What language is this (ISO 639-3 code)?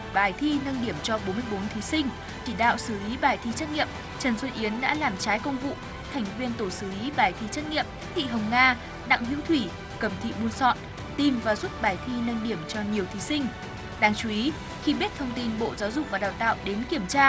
vie